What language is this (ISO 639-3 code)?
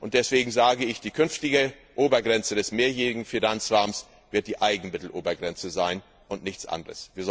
deu